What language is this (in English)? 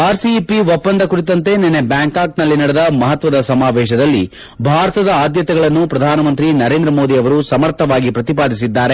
Kannada